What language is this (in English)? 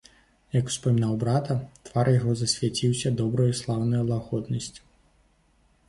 Belarusian